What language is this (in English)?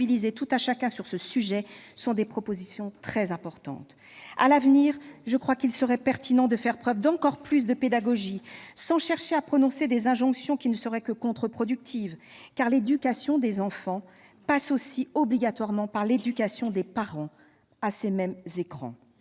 French